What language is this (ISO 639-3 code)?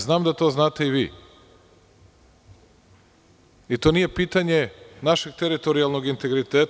srp